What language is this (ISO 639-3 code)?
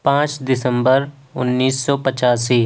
urd